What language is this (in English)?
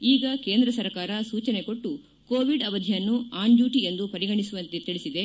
Kannada